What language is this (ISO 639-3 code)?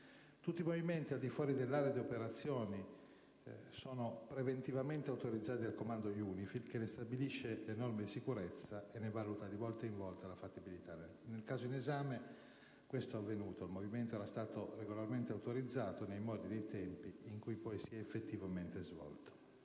ita